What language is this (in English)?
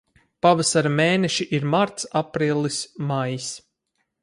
Latvian